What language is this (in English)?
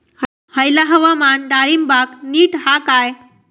Marathi